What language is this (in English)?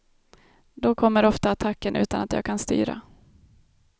Swedish